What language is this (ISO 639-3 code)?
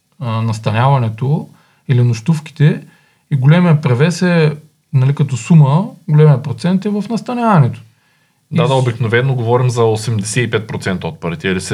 bul